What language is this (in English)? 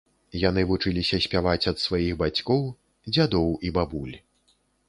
Belarusian